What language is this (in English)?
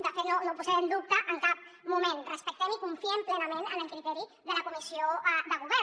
Catalan